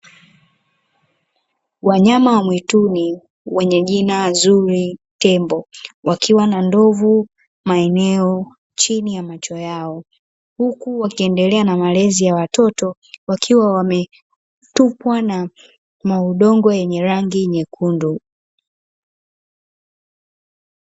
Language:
Swahili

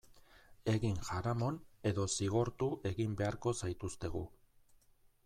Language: Basque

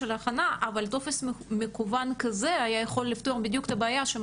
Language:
Hebrew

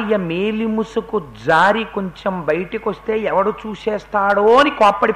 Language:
Telugu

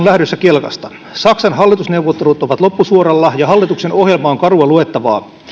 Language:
Finnish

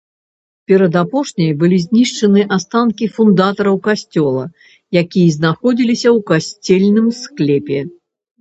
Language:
Belarusian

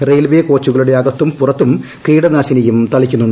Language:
Malayalam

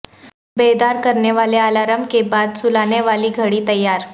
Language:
Urdu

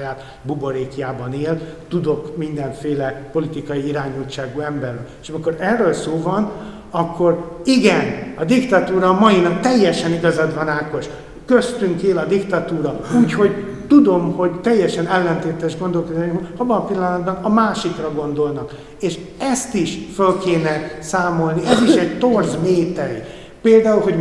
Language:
Hungarian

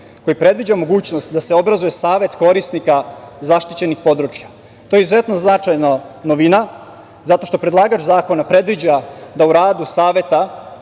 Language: Serbian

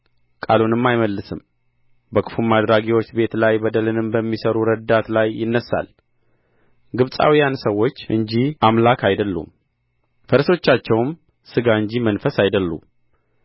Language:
Amharic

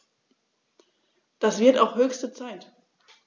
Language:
German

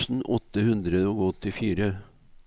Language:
Norwegian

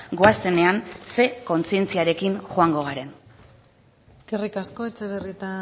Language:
Basque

